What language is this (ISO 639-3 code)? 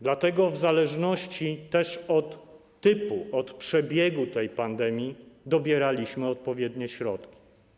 pol